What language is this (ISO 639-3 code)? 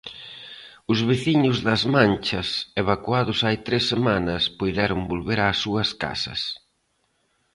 glg